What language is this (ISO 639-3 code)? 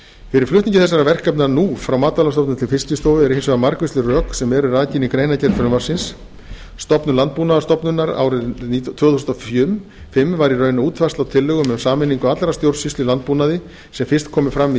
isl